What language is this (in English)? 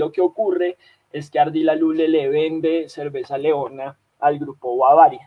Spanish